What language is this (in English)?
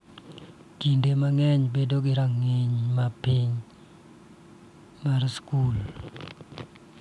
Luo (Kenya and Tanzania)